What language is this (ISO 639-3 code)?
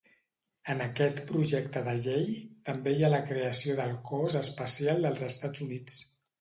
cat